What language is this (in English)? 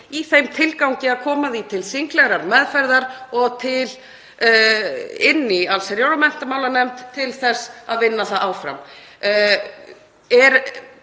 Icelandic